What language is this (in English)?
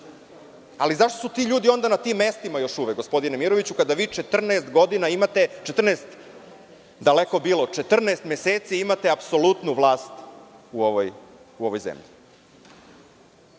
Serbian